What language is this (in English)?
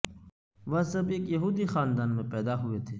Urdu